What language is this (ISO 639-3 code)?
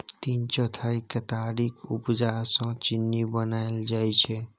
mai